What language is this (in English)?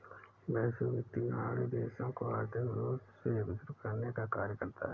Hindi